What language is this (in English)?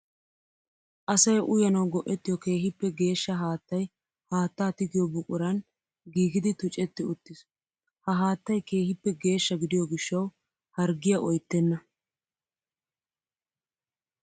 Wolaytta